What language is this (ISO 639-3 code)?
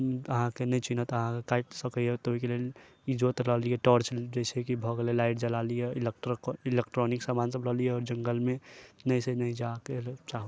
mai